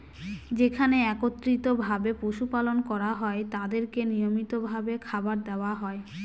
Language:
Bangla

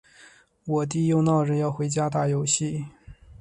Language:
Chinese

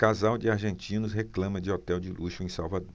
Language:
Portuguese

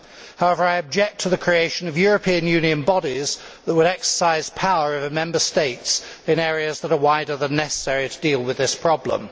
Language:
English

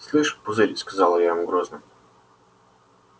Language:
Russian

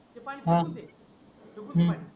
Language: Marathi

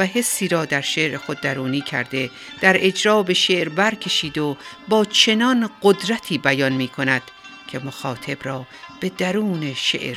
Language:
Persian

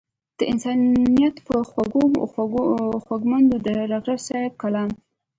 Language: Pashto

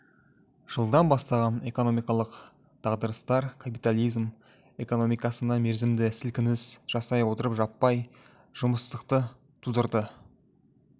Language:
Kazakh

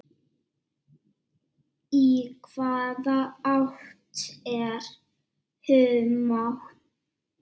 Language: Icelandic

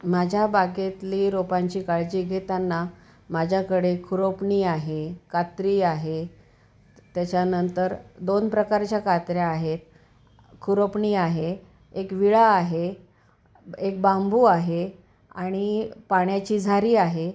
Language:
Marathi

